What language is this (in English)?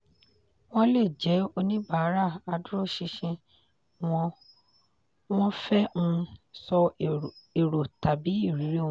Yoruba